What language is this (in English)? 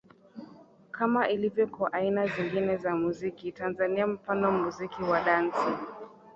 Swahili